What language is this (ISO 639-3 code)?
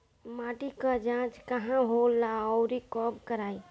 bho